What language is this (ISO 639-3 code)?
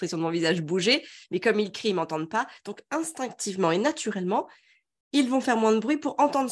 fra